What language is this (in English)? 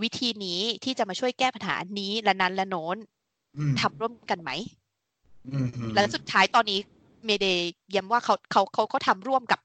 Thai